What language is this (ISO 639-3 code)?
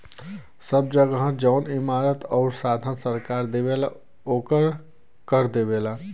bho